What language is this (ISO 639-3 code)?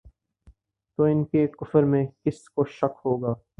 urd